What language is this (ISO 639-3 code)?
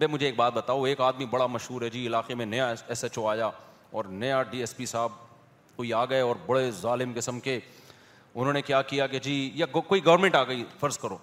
urd